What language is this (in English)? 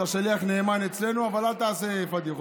Hebrew